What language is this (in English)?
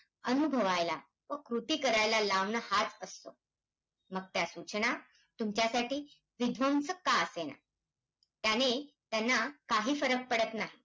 Marathi